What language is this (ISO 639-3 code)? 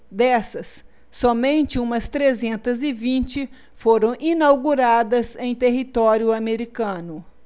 por